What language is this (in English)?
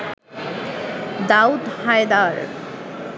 Bangla